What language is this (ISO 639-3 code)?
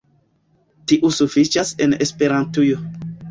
epo